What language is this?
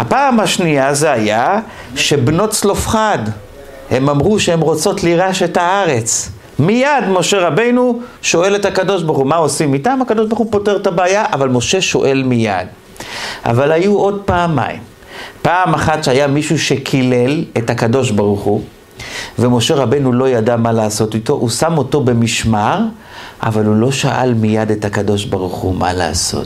Hebrew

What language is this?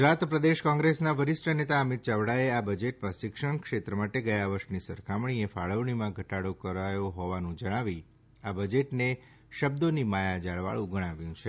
Gujarati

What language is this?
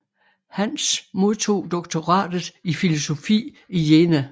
Danish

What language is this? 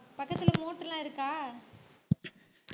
Tamil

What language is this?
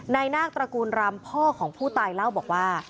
Thai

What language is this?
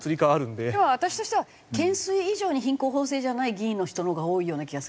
Japanese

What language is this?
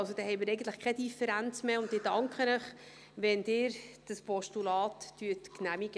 Swiss German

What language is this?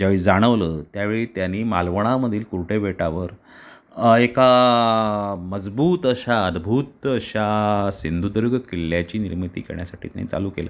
Marathi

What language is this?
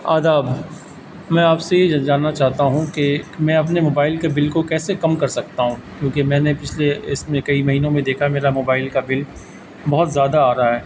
Urdu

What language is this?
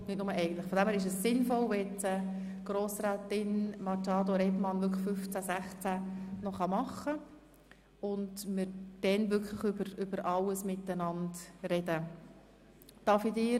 Swiss German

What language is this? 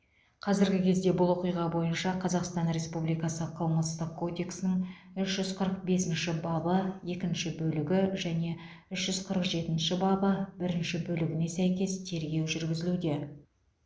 Kazakh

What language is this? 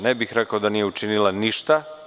Serbian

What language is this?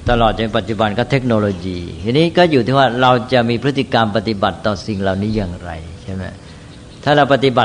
Thai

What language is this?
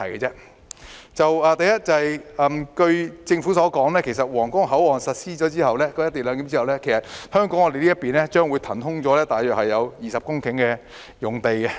Cantonese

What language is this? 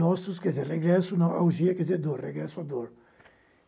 Portuguese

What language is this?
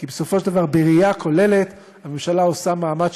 Hebrew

